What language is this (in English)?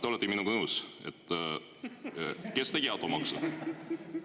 Estonian